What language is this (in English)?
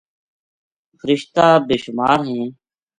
Gujari